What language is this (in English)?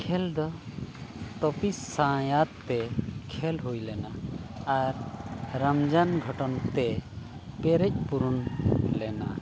Santali